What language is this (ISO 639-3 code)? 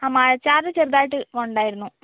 mal